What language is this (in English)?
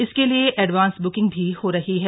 Hindi